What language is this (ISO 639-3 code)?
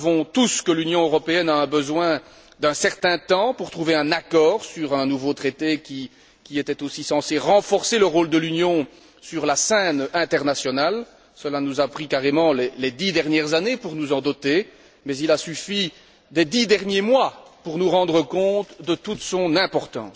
fra